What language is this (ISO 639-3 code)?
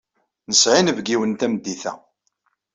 kab